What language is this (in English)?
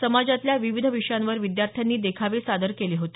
Marathi